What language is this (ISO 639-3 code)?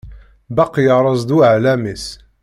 kab